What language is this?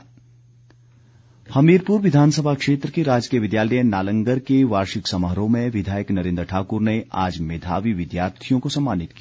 Hindi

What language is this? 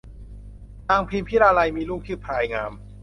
Thai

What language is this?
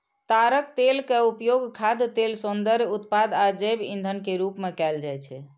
Maithili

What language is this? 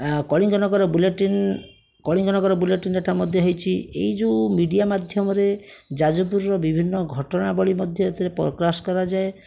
Odia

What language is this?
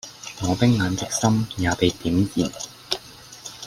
Cantonese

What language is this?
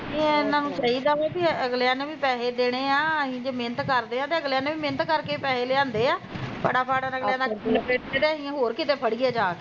Punjabi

